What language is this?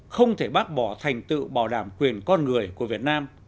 Vietnamese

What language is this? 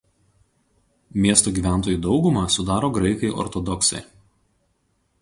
Lithuanian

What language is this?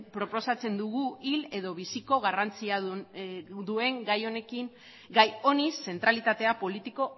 Basque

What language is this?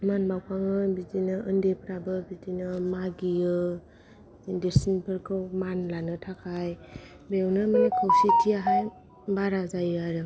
Bodo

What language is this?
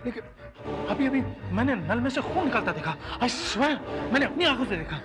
Hindi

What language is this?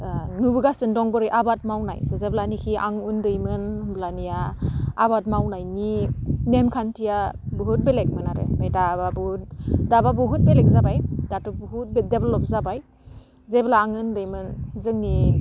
Bodo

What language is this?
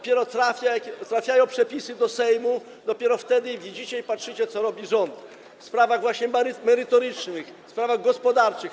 Polish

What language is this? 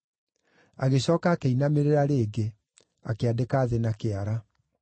Kikuyu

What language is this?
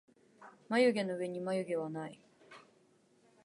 Japanese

